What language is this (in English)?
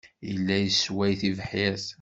Kabyle